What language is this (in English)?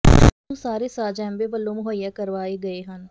Punjabi